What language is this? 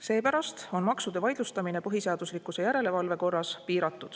Estonian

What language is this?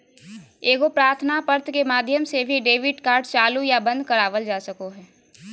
Magahi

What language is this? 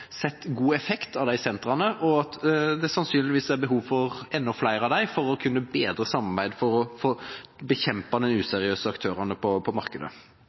Norwegian Bokmål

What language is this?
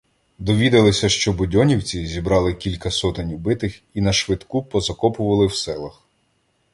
Ukrainian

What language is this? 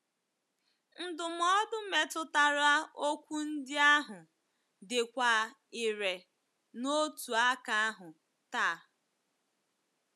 Igbo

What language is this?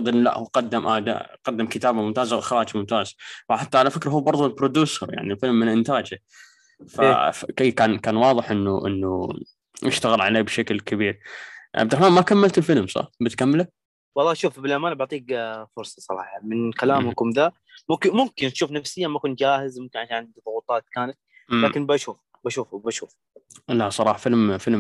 Arabic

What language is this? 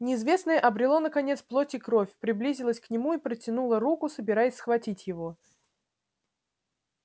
Russian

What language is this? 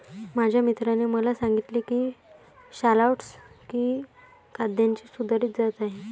Marathi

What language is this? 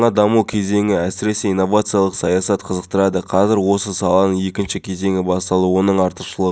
Kazakh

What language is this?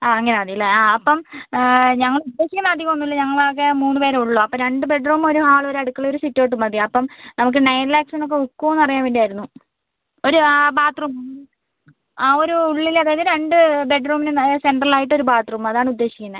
Malayalam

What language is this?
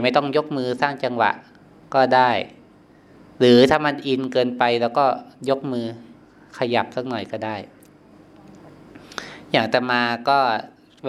Thai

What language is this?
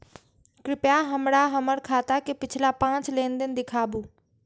Maithili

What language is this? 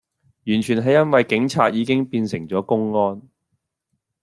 Cantonese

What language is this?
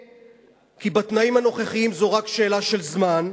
Hebrew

